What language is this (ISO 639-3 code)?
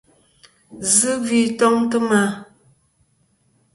bkm